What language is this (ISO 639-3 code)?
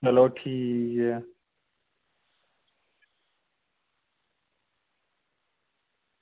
doi